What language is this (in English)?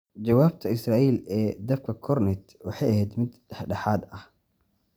Somali